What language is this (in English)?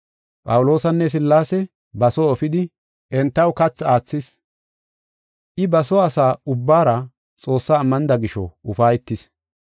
Gofa